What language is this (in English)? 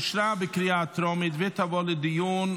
Hebrew